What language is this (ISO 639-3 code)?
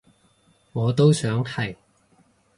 yue